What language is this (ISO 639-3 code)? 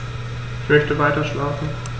deu